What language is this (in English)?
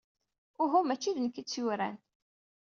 Kabyle